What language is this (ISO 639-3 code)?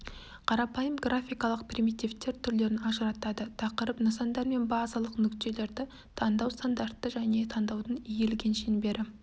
kaz